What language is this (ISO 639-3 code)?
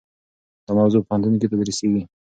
pus